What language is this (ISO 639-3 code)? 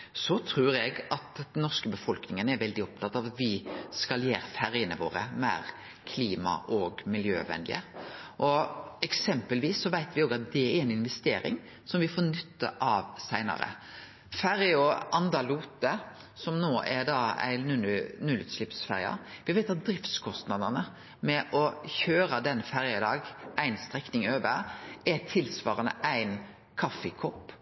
nno